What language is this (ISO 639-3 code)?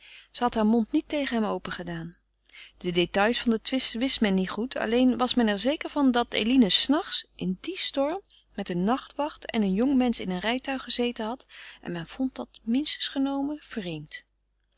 nld